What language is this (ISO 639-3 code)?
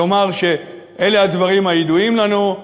heb